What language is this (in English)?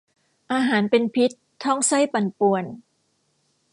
Thai